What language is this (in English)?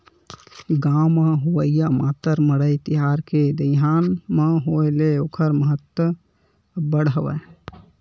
Chhattisgarhi